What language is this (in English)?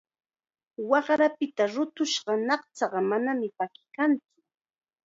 Chiquián Ancash Quechua